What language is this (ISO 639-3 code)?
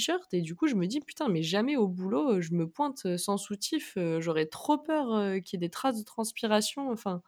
fra